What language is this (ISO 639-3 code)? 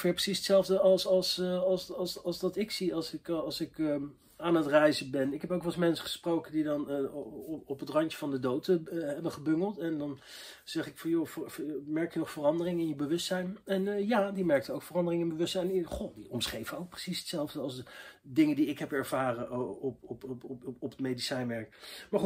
nld